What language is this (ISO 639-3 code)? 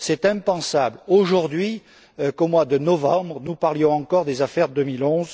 fra